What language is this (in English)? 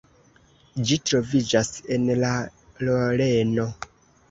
Esperanto